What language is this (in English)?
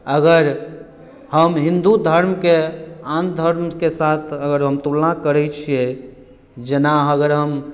Maithili